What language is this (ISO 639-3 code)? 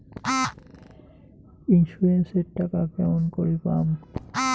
ben